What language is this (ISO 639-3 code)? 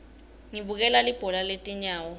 ssw